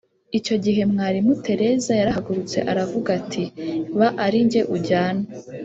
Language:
Kinyarwanda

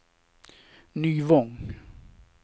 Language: Swedish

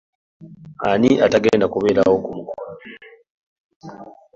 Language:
Ganda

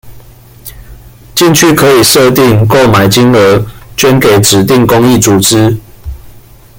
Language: Chinese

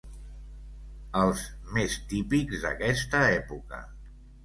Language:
Catalan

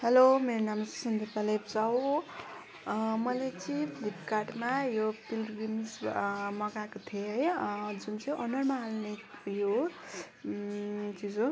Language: Nepali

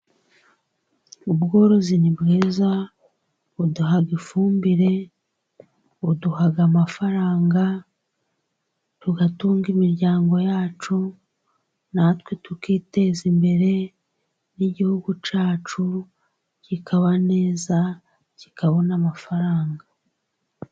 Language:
Kinyarwanda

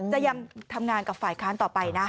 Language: Thai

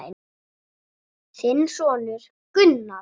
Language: Icelandic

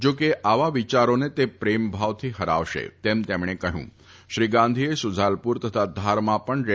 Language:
Gujarati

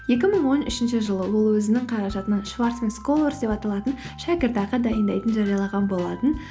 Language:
Kazakh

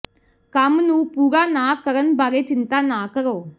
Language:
Punjabi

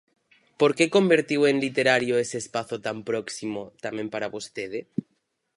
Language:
Galician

